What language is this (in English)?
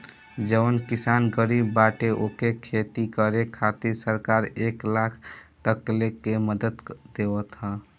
Bhojpuri